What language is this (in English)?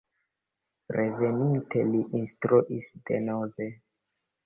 Esperanto